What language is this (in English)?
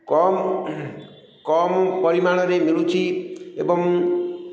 Odia